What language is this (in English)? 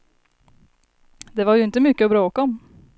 Swedish